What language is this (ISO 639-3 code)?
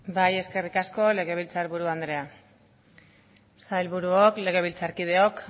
eus